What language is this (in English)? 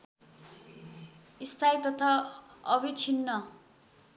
Nepali